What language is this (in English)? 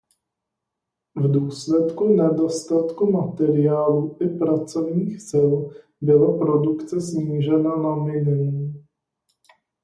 Czech